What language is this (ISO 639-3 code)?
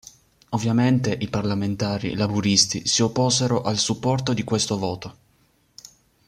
ita